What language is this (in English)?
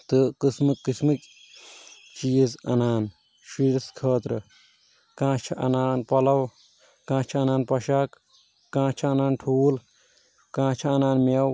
Kashmiri